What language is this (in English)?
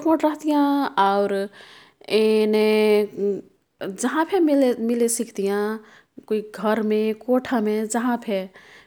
Kathoriya Tharu